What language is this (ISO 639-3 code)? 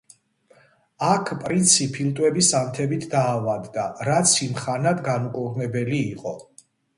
kat